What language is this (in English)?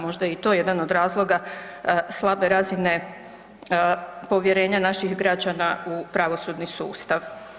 Croatian